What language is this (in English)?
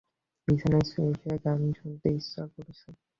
Bangla